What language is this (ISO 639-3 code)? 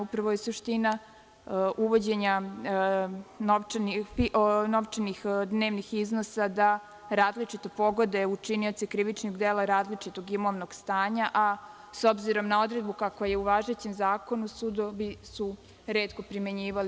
srp